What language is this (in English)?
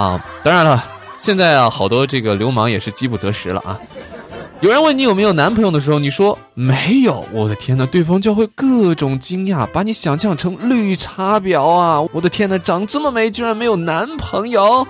Chinese